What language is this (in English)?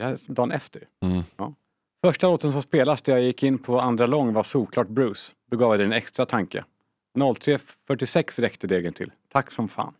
Swedish